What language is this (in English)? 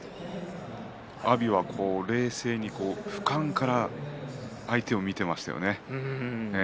Japanese